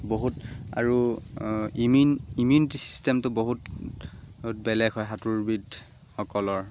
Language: Assamese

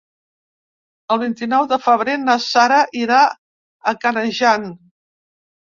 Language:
Catalan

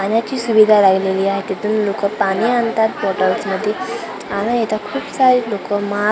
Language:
Marathi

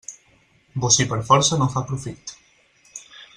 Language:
Catalan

